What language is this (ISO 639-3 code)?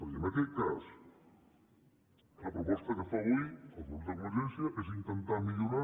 cat